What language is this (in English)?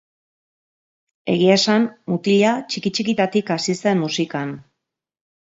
Basque